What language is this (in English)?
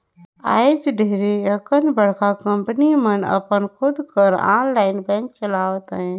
Chhattisgarhi